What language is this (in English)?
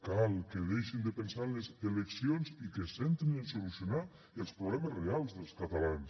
Catalan